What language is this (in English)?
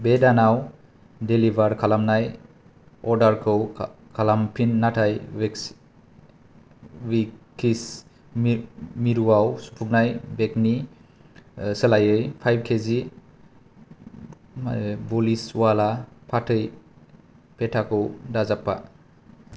Bodo